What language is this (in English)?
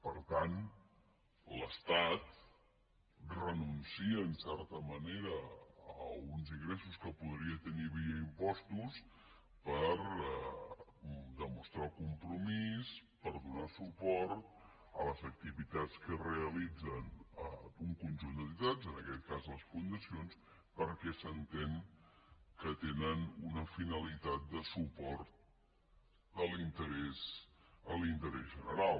Catalan